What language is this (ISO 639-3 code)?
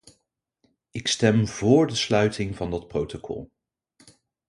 nld